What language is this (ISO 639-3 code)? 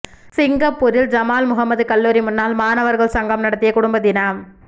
tam